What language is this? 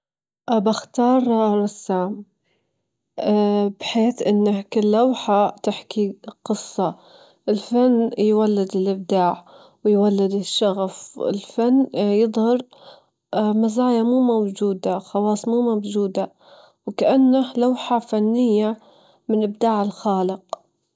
Gulf Arabic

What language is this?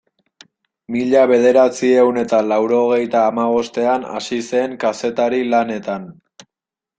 Basque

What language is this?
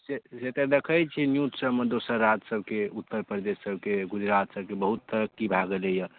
Maithili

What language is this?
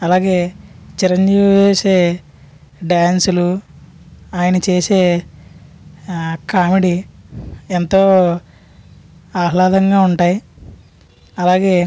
Telugu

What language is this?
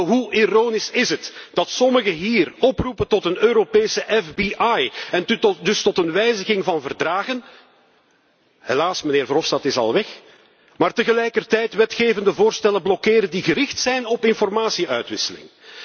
Dutch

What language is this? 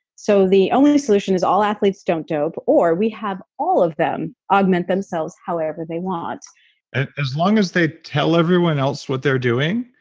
English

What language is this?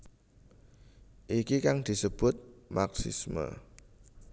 Javanese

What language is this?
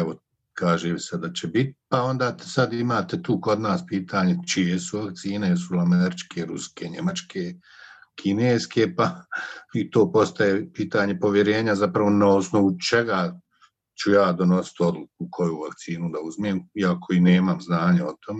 Croatian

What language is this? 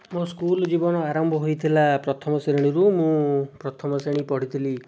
Odia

